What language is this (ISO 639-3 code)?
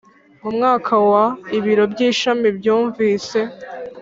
kin